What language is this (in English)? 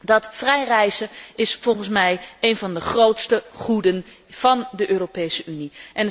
Dutch